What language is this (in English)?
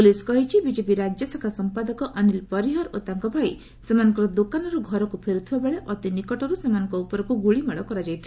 Odia